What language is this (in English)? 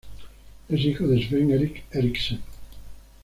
Spanish